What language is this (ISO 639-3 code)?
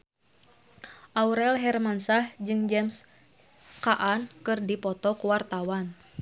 sun